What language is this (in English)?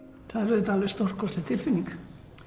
Icelandic